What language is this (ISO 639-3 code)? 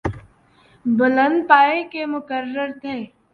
urd